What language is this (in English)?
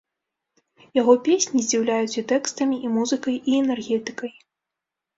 Belarusian